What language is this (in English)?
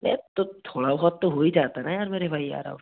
Hindi